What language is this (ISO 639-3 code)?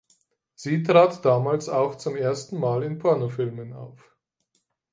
deu